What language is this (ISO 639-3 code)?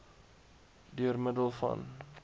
afr